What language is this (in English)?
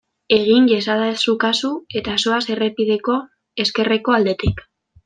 Basque